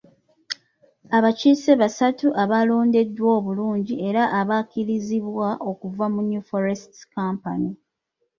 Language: Ganda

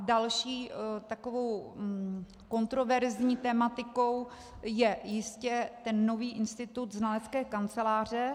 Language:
Czech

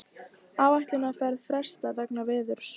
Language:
Icelandic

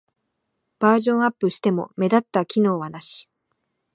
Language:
Japanese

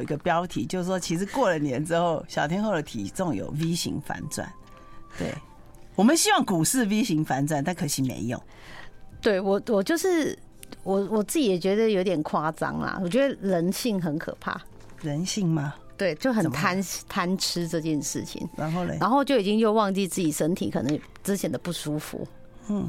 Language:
Chinese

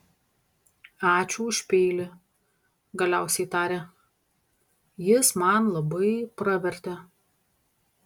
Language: Lithuanian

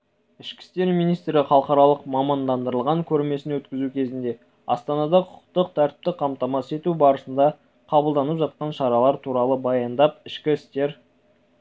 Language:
Kazakh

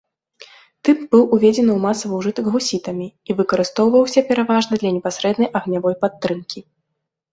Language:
Belarusian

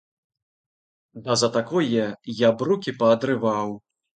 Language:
Belarusian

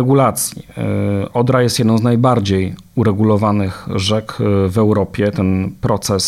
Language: Polish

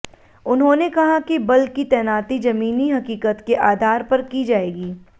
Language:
Hindi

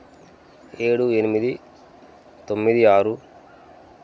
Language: Telugu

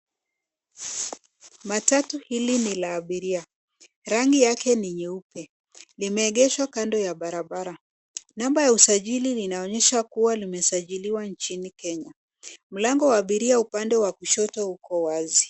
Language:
Swahili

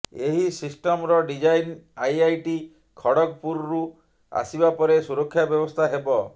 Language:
Odia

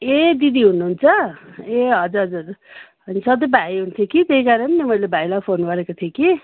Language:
Nepali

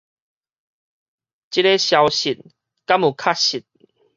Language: Min Nan Chinese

